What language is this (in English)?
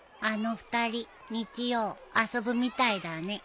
Japanese